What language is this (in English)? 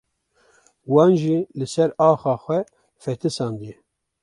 Kurdish